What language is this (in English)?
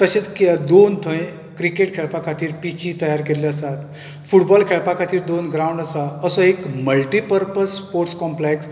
Konkani